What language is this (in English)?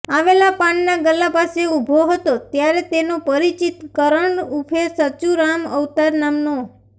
Gujarati